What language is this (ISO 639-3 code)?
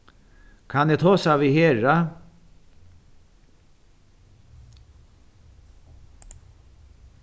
fao